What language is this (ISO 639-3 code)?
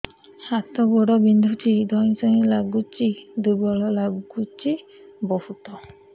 ori